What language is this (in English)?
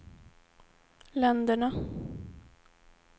Swedish